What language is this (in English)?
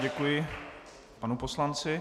Czech